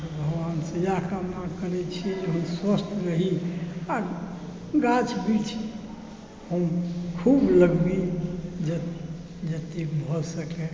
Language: Maithili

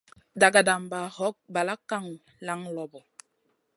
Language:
Masana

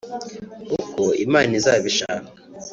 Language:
Kinyarwanda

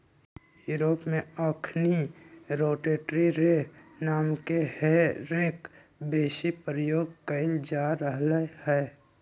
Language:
Magahi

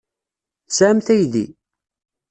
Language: Kabyle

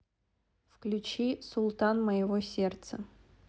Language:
Russian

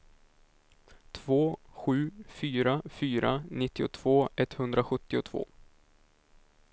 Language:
Swedish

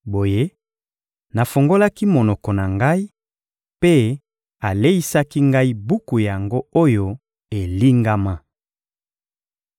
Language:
Lingala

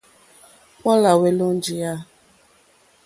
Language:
Mokpwe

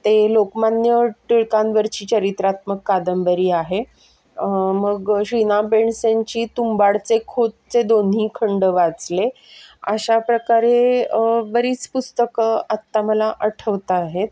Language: Marathi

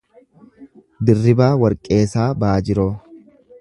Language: Oromo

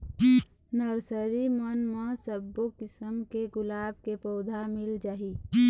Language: Chhattisgarhi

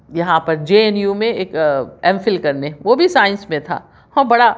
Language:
Urdu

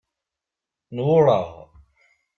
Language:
Kabyle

